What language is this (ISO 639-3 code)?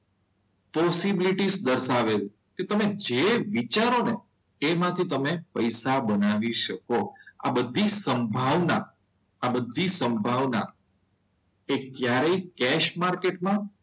guj